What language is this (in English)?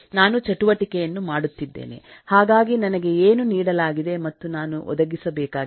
Kannada